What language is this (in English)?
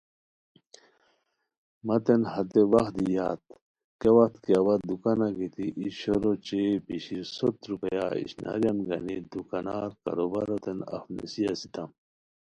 Khowar